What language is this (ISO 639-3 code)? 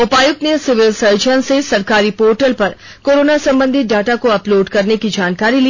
hin